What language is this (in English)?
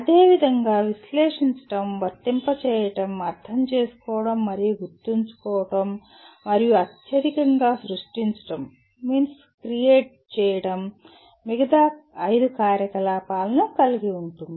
Telugu